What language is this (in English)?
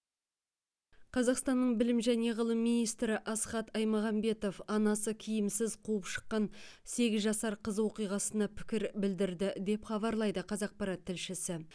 Kazakh